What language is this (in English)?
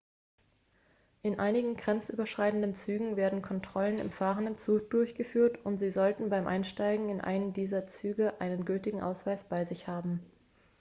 German